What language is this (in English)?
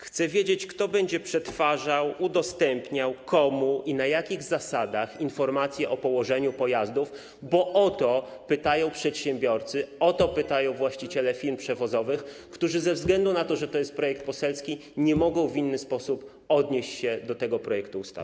Polish